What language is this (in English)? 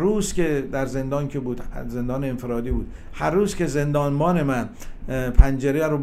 Persian